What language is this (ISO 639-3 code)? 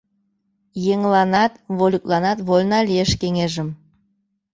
chm